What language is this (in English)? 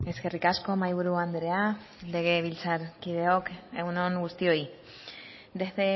Basque